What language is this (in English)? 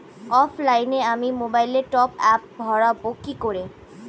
Bangla